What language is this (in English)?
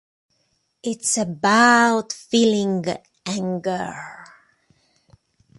English